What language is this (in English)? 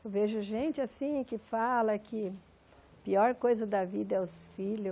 Portuguese